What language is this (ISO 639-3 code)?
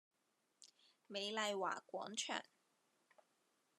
yue